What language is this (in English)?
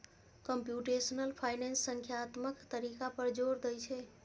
Maithili